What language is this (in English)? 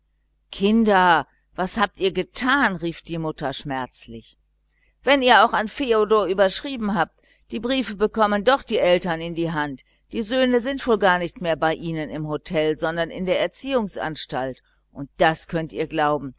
German